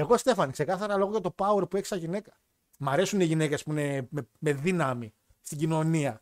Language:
Greek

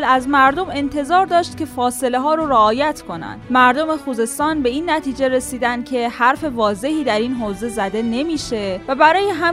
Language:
Persian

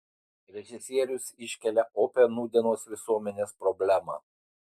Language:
Lithuanian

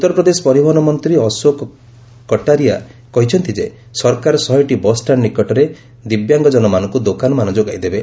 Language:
Odia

